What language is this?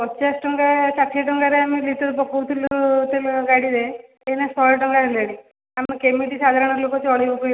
Odia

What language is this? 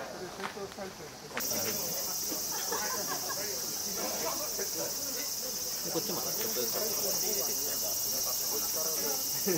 Japanese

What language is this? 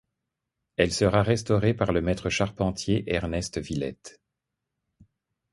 French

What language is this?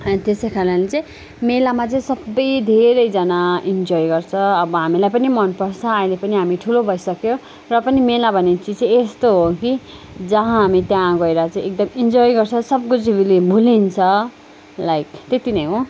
Nepali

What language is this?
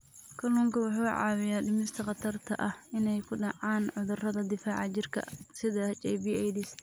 Somali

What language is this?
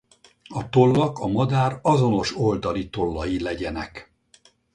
Hungarian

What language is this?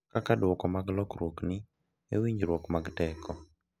Luo (Kenya and Tanzania)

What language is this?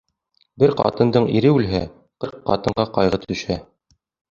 Bashkir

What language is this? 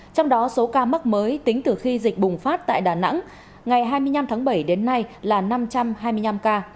Vietnamese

